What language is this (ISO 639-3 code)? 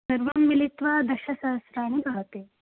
san